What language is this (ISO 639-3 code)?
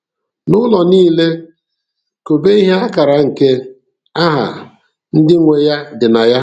ibo